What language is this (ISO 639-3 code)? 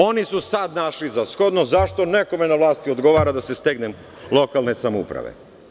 srp